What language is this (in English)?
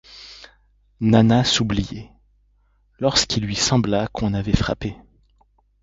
French